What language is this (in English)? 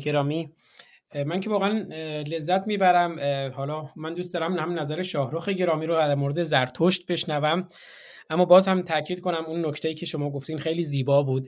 Persian